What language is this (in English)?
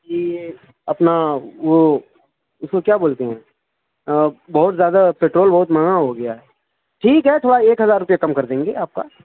Urdu